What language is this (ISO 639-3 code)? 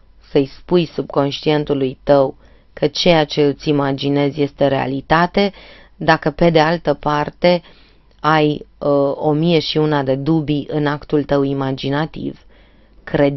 ron